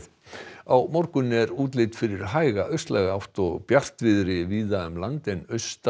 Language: Icelandic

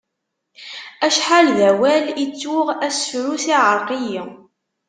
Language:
Kabyle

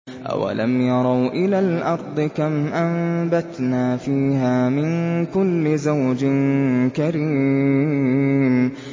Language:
Arabic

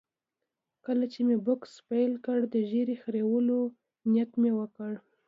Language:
Pashto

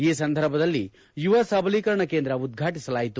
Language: Kannada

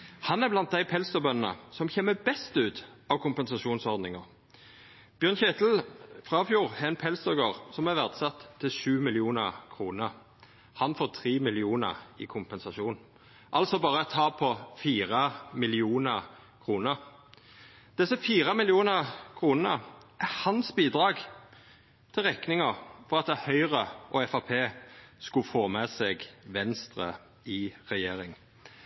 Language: Norwegian Nynorsk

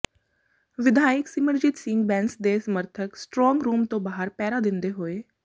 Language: Punjabi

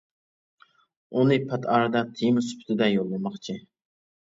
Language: Uyghur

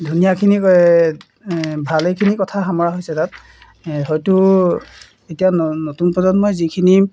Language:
Assamese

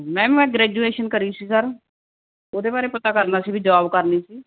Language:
Punjabi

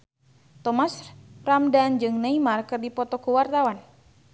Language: Sundanese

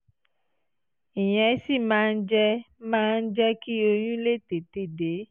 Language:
Yoruba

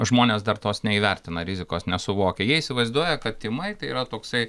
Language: Lithuanian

